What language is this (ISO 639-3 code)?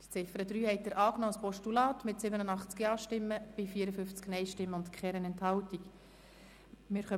gsw